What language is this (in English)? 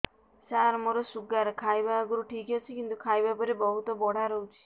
Odia